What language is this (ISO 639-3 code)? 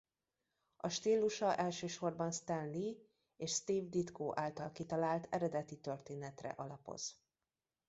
hun